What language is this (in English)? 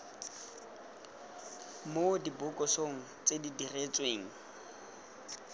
Tswana